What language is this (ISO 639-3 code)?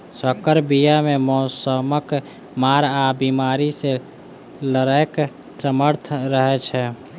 mai